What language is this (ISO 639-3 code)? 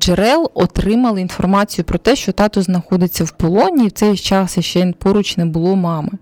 ukr